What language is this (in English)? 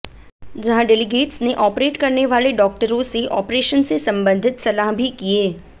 Hindi